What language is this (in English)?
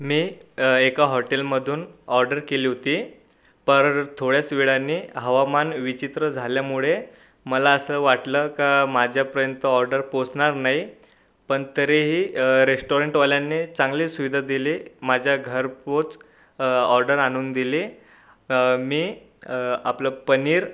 Marathi